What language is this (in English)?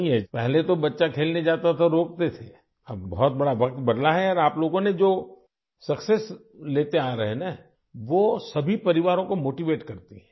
Urdu